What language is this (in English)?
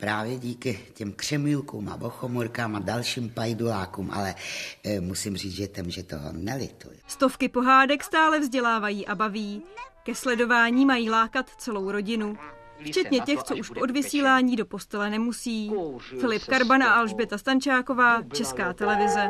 Czech